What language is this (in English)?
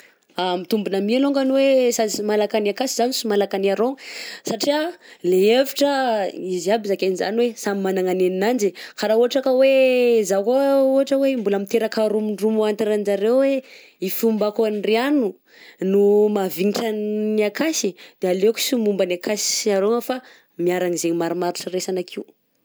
Southern Betsimisaraka Malagasy